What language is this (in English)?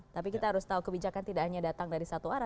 Indonesian